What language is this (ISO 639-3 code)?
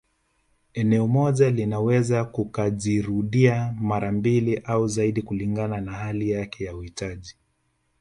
swa